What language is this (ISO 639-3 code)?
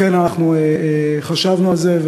heb